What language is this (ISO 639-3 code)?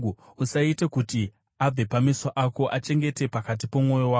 sna